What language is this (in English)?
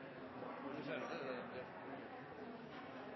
Norwegian Nynorsk